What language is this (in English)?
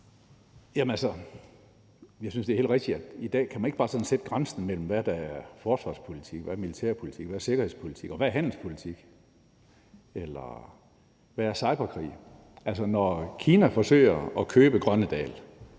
Danish